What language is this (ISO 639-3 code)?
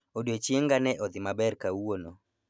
luo